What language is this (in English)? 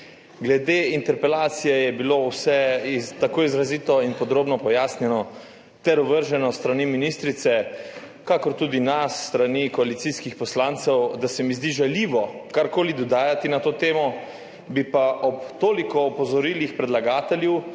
Slovenian